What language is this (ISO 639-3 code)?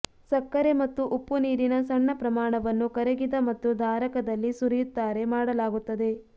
kan